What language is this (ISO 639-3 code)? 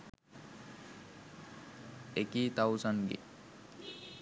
sin